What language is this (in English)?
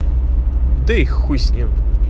Russian